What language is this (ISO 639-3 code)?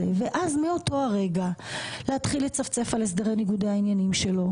heb